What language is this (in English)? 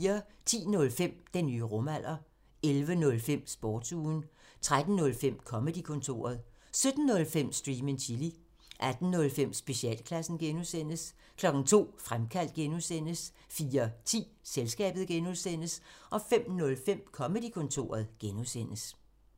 Danish